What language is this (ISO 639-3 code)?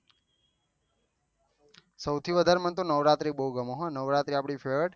guj